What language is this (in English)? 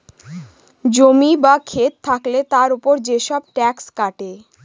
Bangla